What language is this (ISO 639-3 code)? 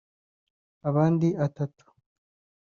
kin